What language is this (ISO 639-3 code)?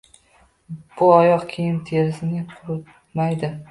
uzb